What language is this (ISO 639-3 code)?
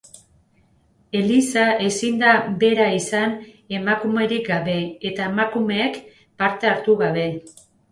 eus